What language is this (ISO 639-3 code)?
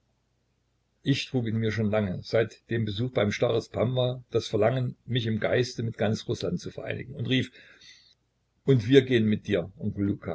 deu